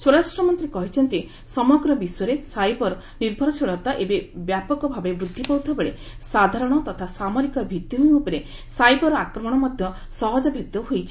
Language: Odia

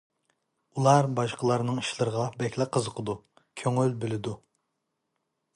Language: Uyghur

